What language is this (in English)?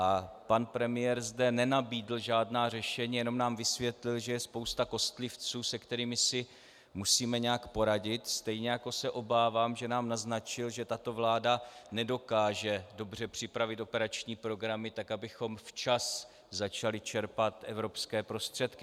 Czech